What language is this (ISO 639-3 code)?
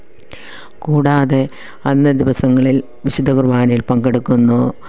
mal